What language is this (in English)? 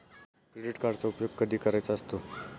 Marathi